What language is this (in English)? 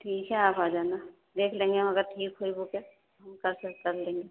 Urdu